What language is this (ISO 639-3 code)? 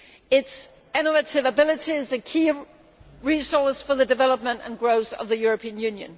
eng